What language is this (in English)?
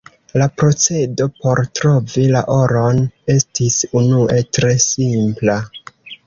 Esperanto